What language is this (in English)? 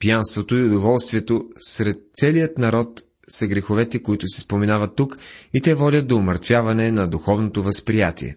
Bulgarian